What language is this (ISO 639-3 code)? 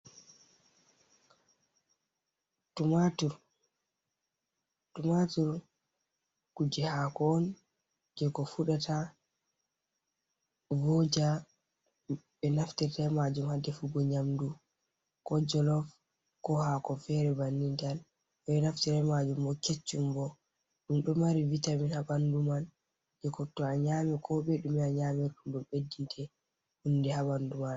ful